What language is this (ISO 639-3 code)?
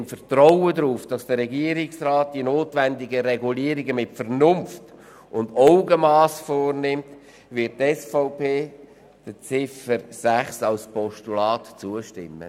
gsw